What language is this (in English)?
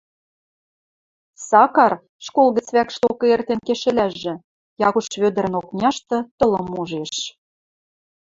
Western Mari